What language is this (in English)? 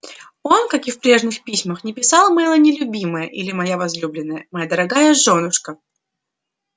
Russian